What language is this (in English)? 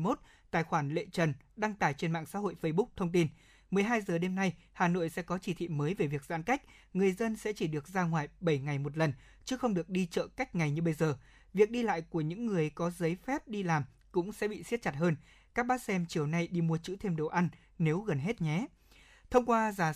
Vietnamese